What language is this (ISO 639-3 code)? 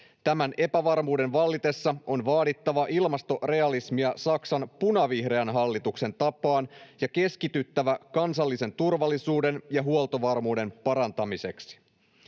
fin